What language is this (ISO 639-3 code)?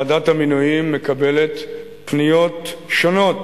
heb